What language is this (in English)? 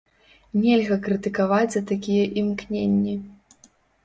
Belarusian